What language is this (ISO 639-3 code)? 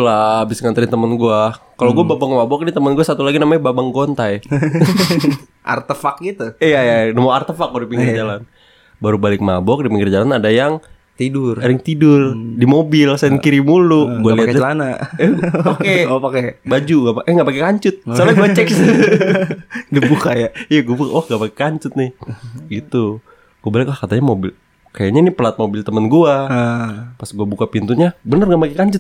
ind